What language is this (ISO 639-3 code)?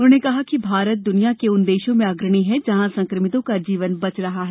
hin